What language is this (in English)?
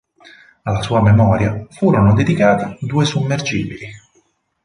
Italian